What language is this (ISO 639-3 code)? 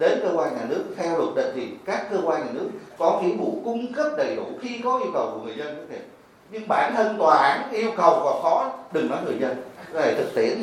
vie